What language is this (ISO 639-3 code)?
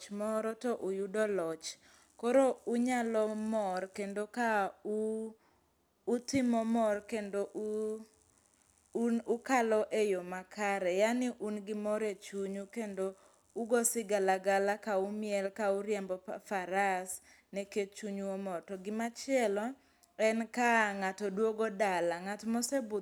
luo